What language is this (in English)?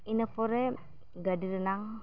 Santali